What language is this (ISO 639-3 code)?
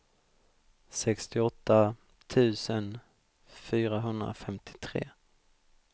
swe